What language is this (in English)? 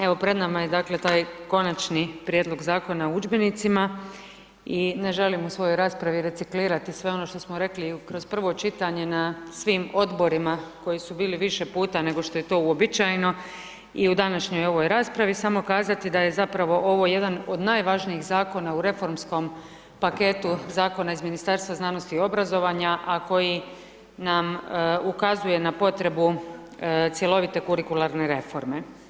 Croatian